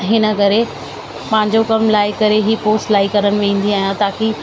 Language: Sindhi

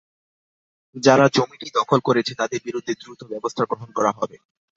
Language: Bangla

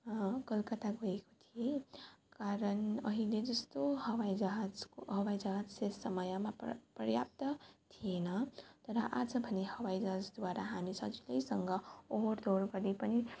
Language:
Nepali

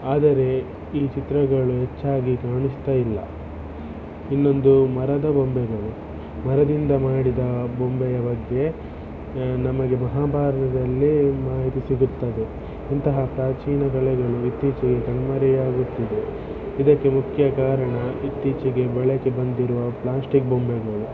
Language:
Kannada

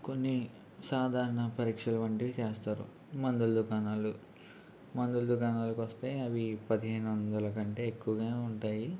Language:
Telugu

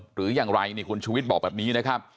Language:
Thai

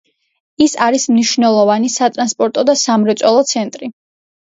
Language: Georgian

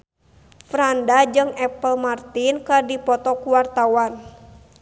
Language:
Sundanese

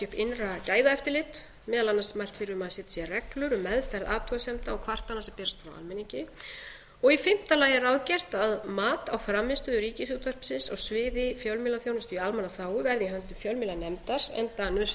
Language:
Icelandic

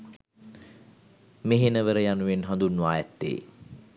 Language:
Sinhala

